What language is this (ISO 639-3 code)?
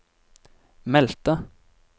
nor